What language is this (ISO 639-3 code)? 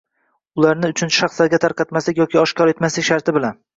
uzb